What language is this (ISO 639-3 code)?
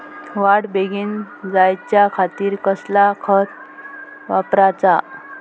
mar